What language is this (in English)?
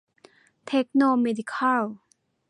Thai